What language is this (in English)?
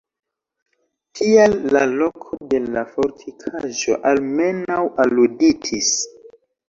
Esperanto